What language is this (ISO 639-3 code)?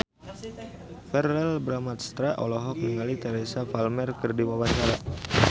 sun